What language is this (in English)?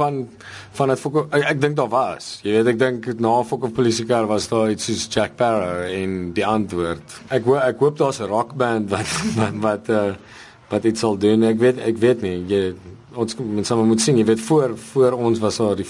Dutch